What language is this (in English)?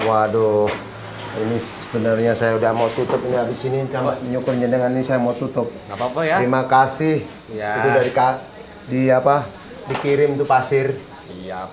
Indonesian